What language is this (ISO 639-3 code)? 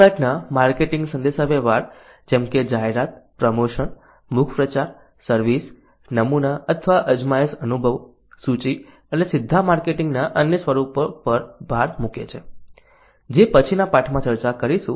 guj